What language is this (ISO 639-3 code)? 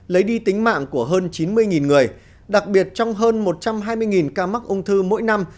vie